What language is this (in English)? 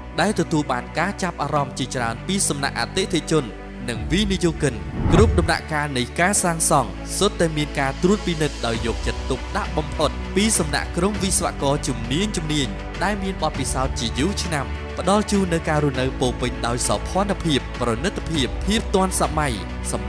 Thai